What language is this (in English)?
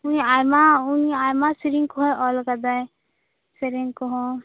Santali